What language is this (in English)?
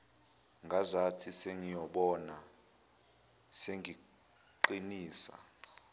Zulu